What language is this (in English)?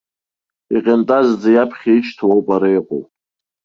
Abkhazian